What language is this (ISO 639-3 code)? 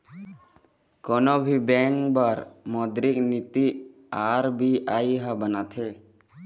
hne